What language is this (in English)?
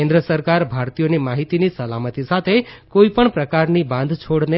Gujarati